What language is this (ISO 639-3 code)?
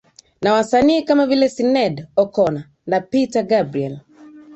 swa